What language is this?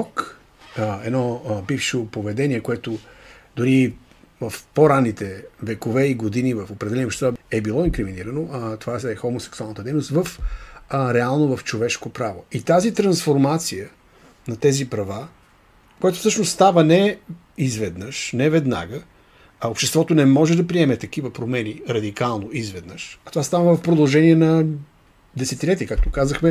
Bulgarian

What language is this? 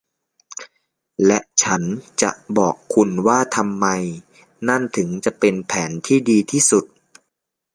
Thai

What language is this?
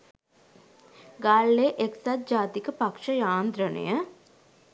Sinhala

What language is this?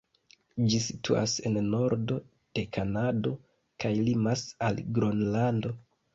Esperanto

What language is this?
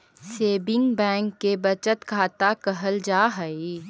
Magahi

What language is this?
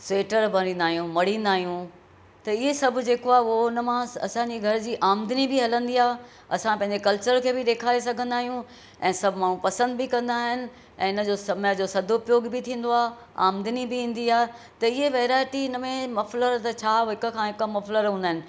Sindhi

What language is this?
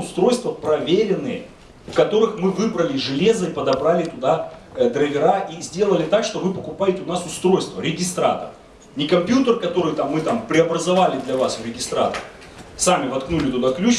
Russian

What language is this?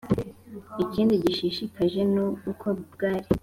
Kinyarwanda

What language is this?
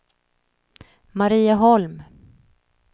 Swedish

